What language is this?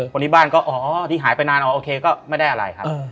Thai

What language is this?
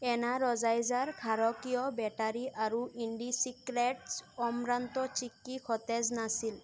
Assamese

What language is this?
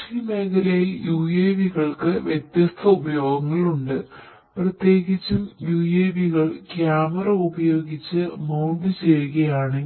Malayalam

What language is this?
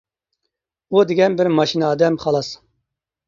Uyghur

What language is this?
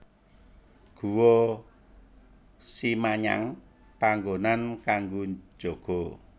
Javanese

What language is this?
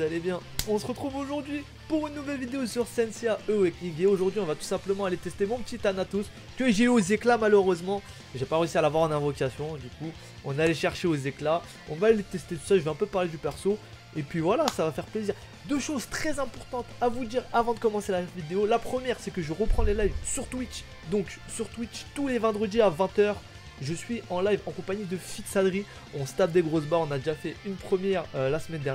French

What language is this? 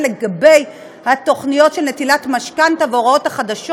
Hebrew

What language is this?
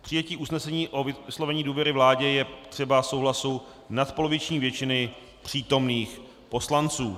Czech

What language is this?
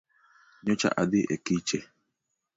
Luo (Kenya and Tanzania)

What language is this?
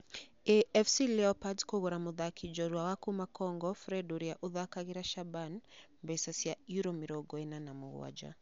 Kikuyu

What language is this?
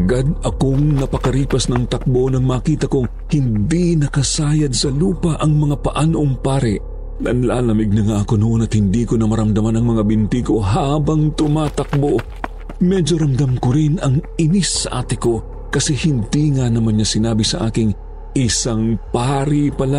Filipino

